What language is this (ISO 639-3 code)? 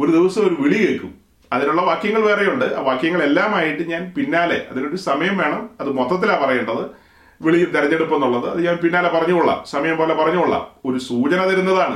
mal